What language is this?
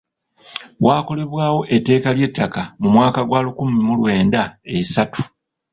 Ganda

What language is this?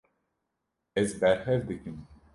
Kurdish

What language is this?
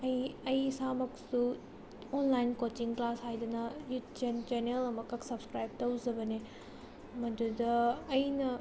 Manipuri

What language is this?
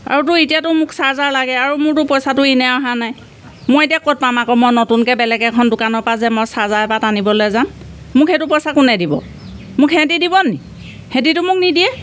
Assamese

